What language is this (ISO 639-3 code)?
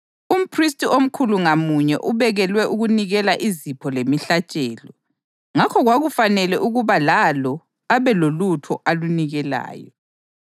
nde